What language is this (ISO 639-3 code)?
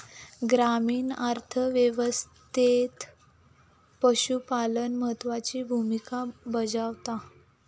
mar